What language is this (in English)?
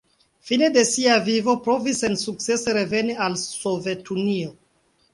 Esperanto